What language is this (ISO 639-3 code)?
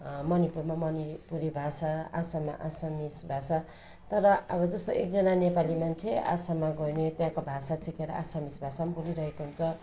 nep